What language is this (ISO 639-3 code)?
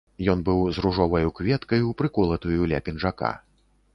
bel